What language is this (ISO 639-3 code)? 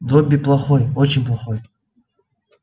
rus